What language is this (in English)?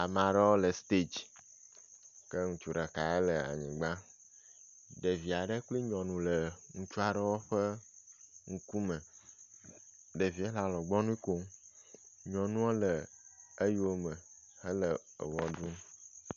Ewe